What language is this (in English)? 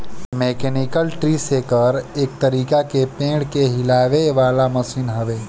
Bhojpuri